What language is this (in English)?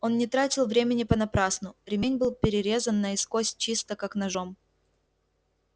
Russian